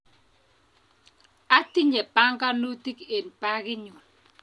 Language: Kalenjin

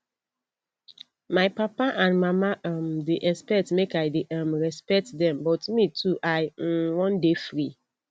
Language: Nigerian Pidgin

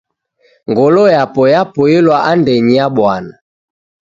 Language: Taita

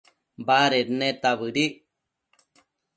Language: Matsés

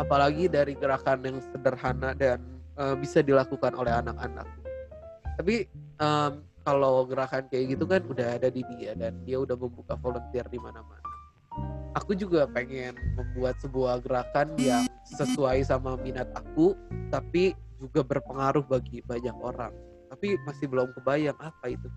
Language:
Indonesian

